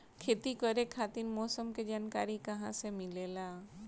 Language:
Bhojpuri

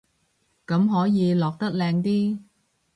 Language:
Cantonese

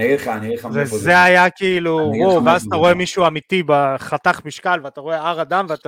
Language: Hebrew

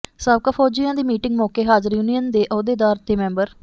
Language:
Punjabi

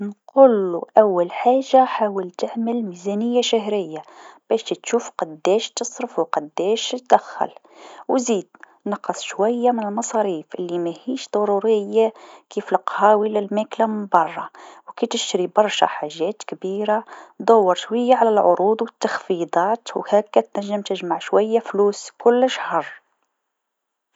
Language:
Tunisian Arabic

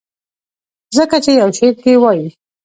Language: Pashto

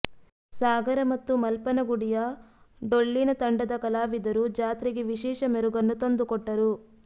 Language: Kannada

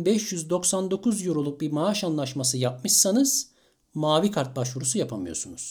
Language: Turkish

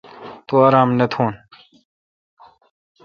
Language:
Kalkoti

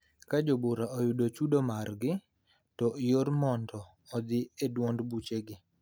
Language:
Luo (Kenya and Tanzania)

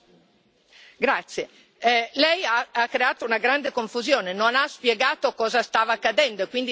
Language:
Italian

